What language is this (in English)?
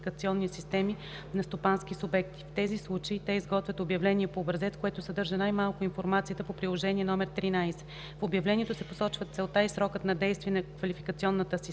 Bulgarian